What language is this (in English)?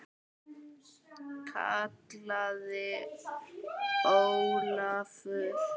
Icelandic